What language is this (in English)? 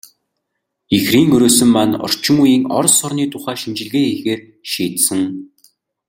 Mongolian